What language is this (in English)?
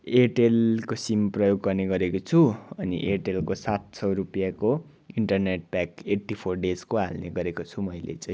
Nepali